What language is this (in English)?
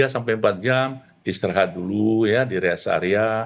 Indonesian